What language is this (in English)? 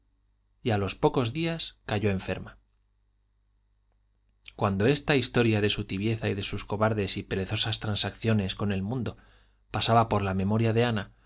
Spanish